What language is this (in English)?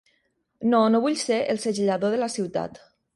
Catalan